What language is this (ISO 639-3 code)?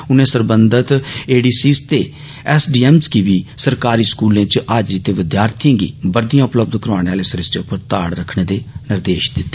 doi